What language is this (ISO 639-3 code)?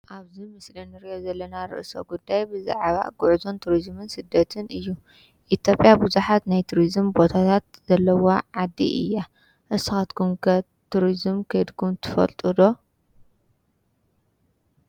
tir